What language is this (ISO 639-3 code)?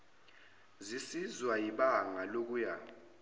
zul